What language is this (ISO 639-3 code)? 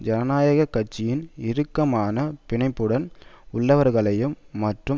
tam